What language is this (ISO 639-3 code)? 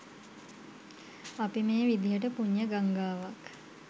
sin